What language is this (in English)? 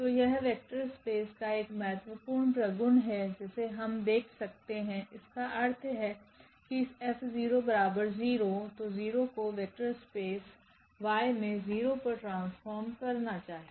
Hindi